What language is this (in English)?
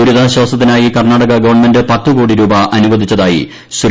Malayalam